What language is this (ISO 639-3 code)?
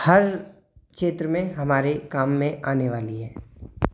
hin